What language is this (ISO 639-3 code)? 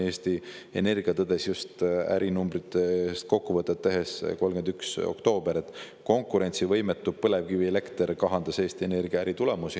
est